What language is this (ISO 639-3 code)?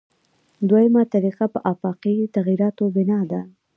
pus